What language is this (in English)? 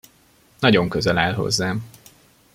Hungarian